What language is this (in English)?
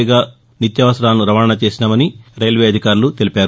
Telugu